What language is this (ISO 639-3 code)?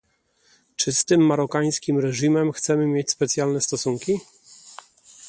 pol